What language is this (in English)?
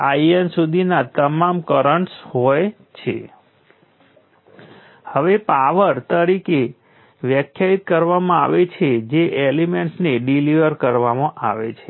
Gujarati